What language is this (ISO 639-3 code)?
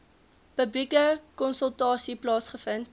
afr